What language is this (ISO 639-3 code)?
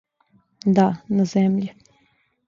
srp